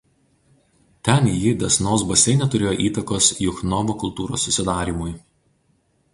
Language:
Lithuanian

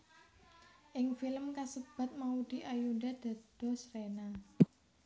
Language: Javanese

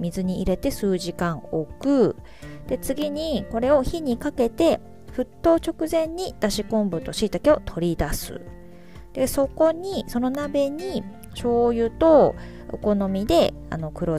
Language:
Japanese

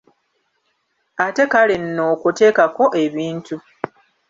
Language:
Ganda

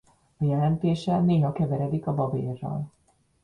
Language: Hungarian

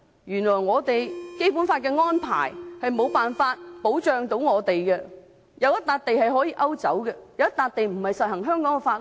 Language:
Cantonese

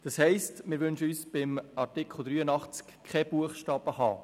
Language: Swiss German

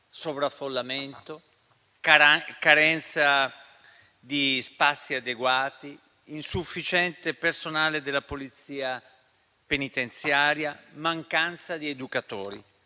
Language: Italian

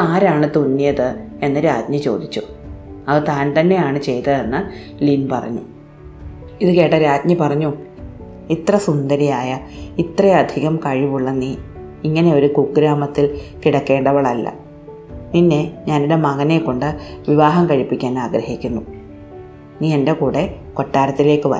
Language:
Malayalam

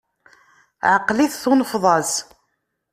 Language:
Kabyle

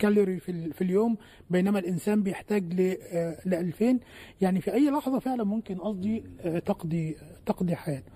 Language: Arabic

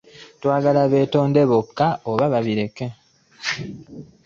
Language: Ganda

